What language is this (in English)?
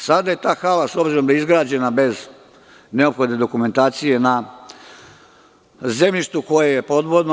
Serbian